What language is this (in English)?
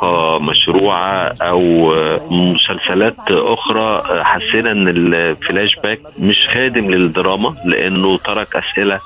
Arabic